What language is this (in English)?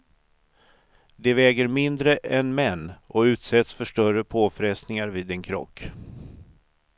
Swedish